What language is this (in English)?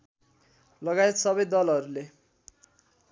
Nepali